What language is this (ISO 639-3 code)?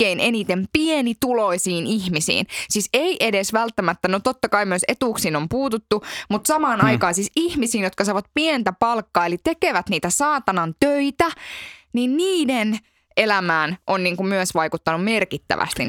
fin